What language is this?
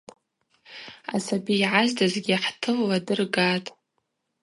Abaza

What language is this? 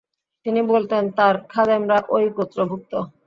Bangla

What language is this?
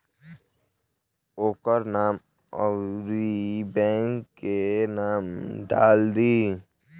Bhojpuri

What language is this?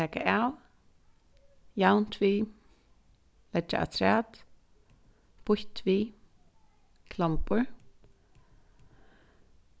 Faroese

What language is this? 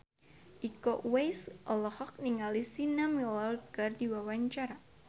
Sundanese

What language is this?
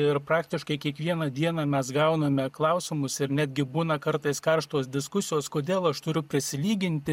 Lithuanian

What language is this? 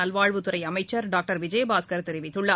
Tamil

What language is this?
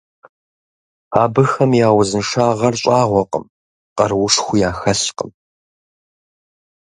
Kabardian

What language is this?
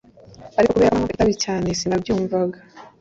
Kinyarwanda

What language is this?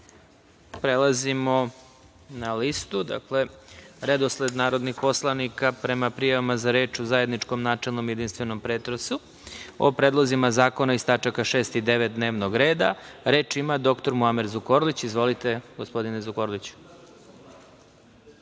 Serbian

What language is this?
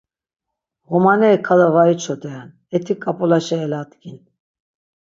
Laz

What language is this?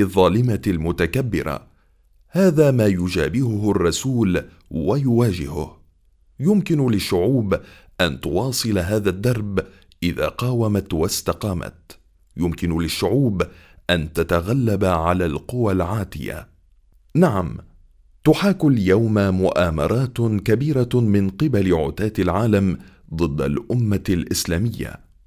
Arabic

